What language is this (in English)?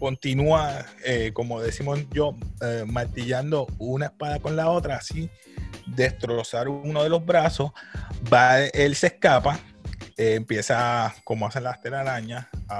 Spanish